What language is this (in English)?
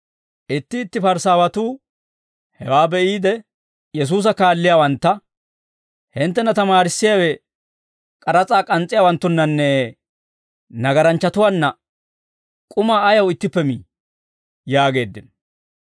Dawro